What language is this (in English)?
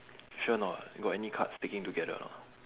English